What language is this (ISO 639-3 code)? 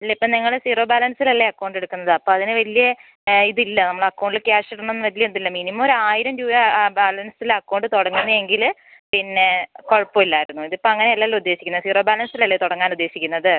mal